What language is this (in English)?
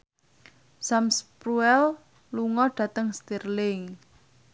Javanese